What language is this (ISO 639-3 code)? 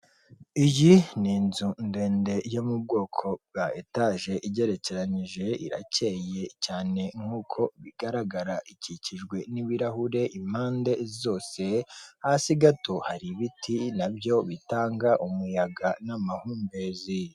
kin